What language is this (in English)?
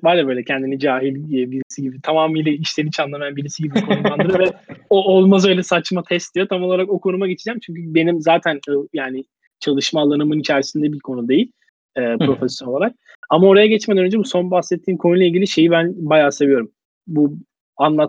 Turkish